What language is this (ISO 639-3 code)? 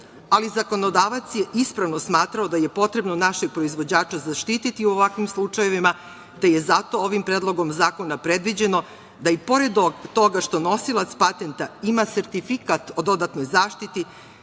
srp